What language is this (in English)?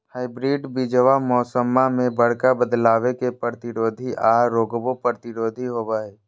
Magahi